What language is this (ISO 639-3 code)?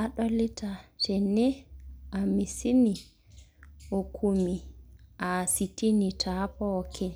mas